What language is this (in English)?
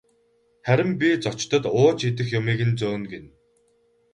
Mongolian